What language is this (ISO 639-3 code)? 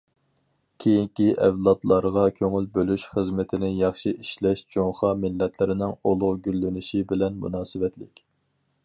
uig